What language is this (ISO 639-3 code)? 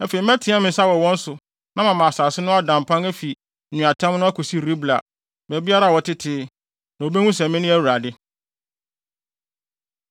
aka